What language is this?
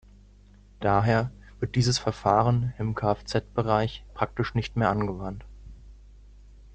German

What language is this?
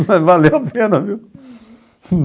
Portuguese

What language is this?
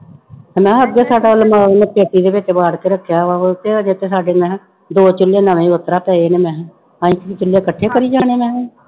Punjabi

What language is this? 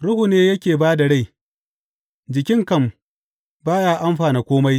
Hausa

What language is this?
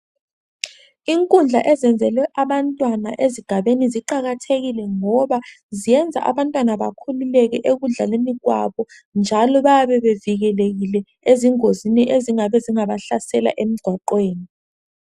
North Ndebele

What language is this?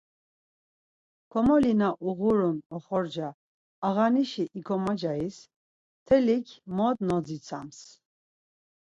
Laz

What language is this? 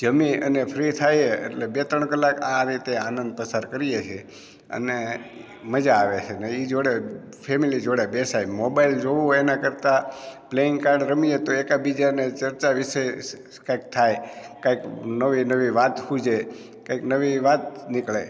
Gujarati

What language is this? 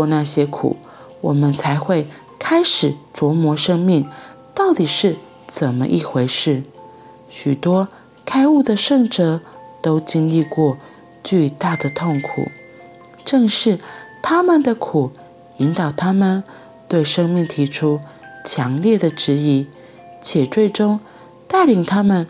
Chinese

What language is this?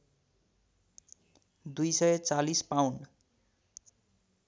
Nepali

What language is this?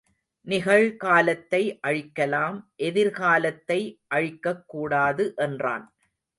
Tamil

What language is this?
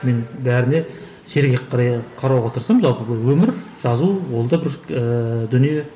Kazakh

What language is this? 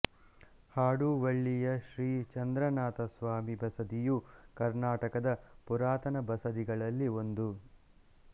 Kannada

